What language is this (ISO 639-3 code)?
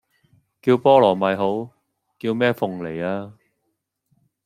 yue